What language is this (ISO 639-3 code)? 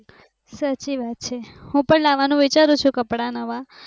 guj